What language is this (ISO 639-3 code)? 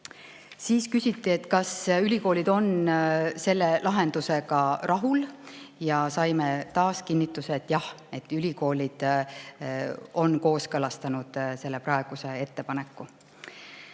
est